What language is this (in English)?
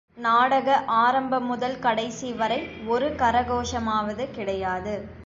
Tamil